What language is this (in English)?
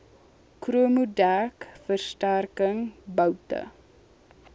Afrikaans